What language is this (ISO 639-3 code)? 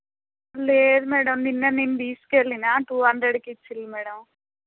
tel